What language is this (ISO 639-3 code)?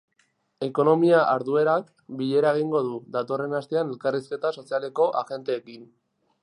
eus